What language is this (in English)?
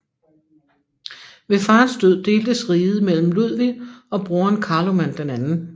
Danish